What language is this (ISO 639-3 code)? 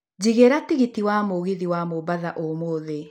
kik